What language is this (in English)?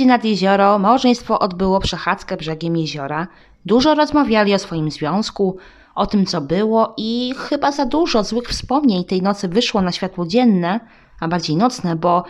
Polish